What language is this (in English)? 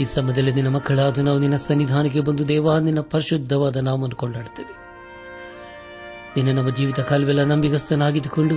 Kannada